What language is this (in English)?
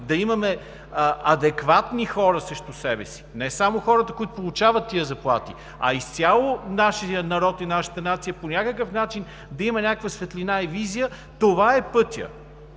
Bulgarian